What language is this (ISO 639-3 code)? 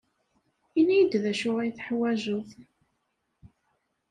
kab